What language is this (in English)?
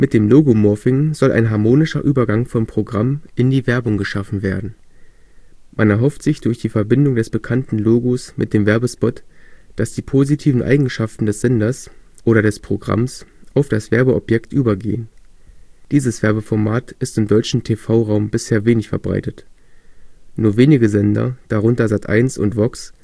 German